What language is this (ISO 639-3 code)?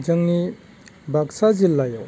brx